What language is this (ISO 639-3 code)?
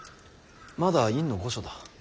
jpn